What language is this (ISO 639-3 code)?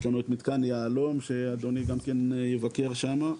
heb